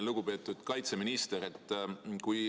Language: Estonian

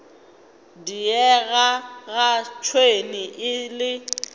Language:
Northern Sotho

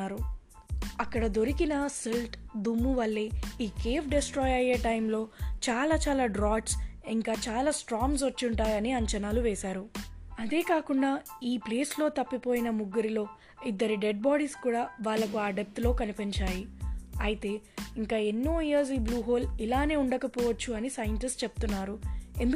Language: Telugu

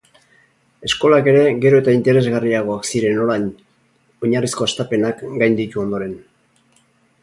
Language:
Basque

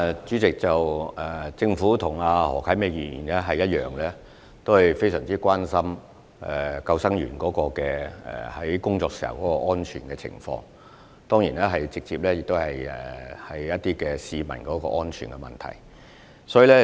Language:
Cantonese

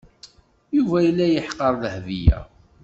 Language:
Kabyle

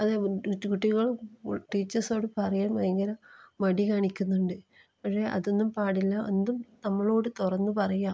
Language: Malayalam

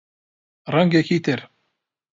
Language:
Central Kurdish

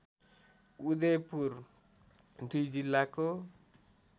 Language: Nepali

